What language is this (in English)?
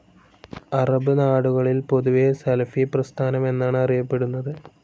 Malayalam